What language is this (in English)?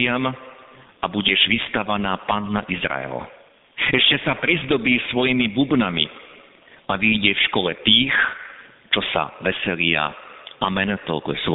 Slovak